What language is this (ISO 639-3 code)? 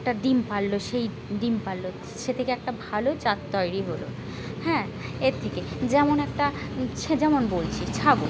ben